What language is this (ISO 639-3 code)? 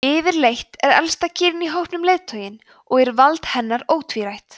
isl